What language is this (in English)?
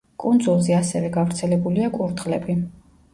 Georgian